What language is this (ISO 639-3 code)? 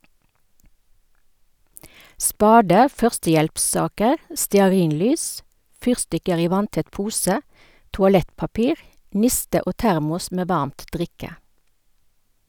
nor